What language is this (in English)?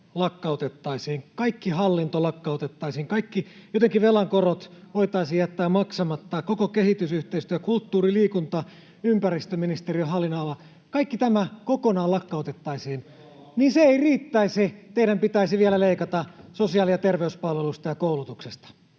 Finnish